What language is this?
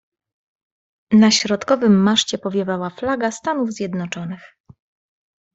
Polish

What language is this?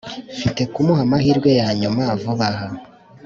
Kinyarwanda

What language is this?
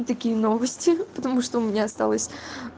Russian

